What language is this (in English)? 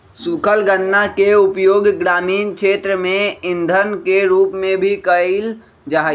Magahi